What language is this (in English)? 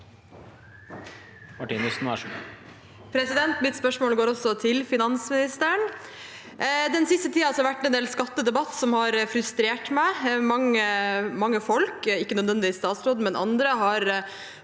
Norwegian